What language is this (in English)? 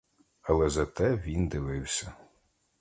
Ukrainian